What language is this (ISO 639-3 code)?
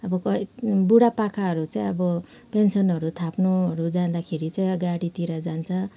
nep